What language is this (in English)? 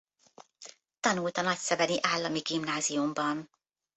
Hungarian